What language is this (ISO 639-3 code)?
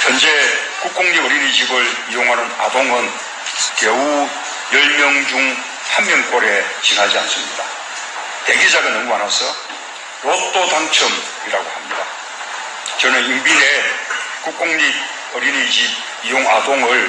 kor